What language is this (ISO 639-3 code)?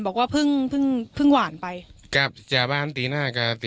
tha